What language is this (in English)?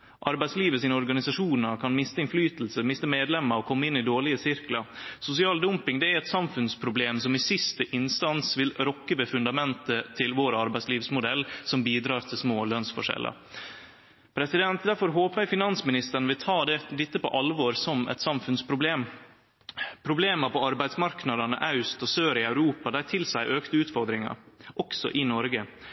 Norwegian Nynorsk